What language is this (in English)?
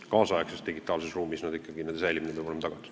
Estonian